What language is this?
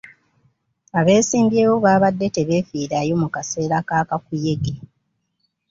Ganda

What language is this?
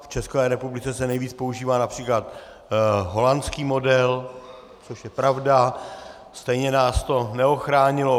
Czech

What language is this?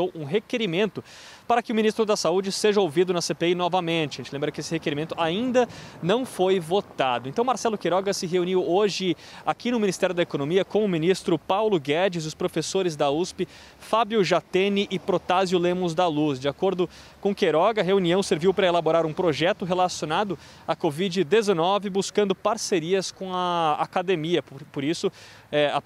Portuguese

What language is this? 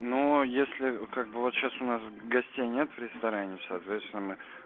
Russian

